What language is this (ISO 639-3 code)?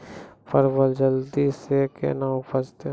mai